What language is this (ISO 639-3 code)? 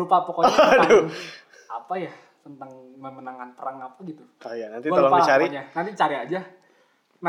ind